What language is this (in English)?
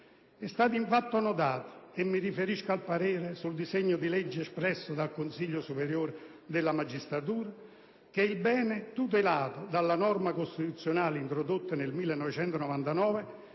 Italian